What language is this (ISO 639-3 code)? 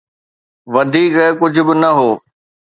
snd